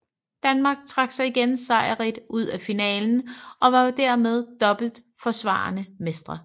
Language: Danish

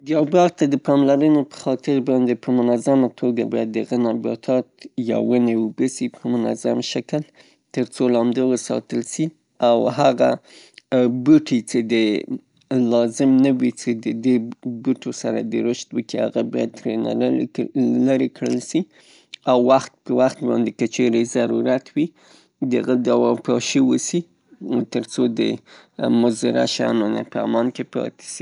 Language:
Pashto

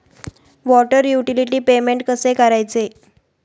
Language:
Marathi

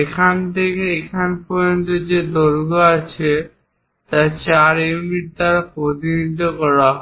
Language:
Bangla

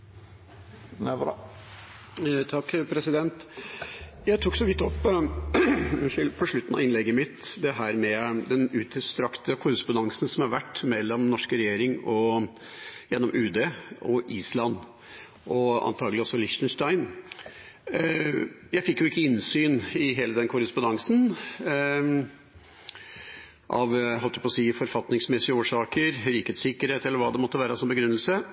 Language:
Norwegian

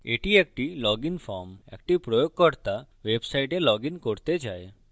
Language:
Bangla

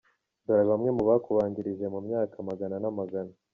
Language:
Kinyarwanda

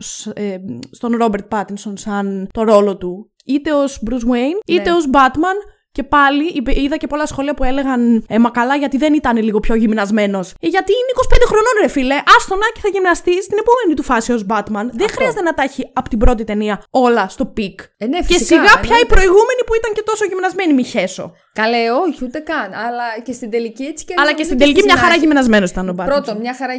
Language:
Greek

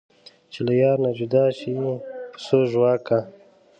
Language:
Pashto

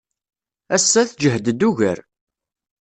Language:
Kabyle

